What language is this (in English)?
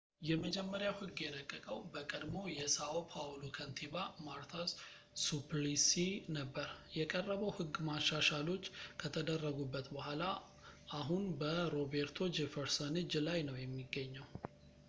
Amharic